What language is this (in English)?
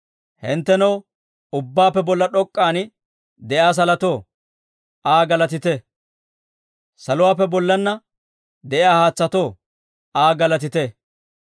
Dawro